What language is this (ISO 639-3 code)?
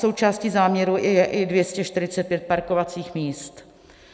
ces